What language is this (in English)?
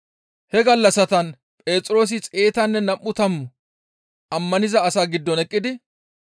Gamo